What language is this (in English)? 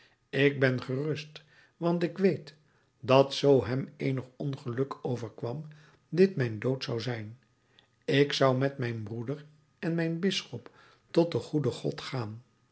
Dutch